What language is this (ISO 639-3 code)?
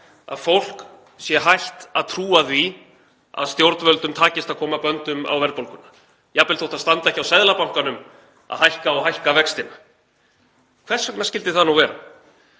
isl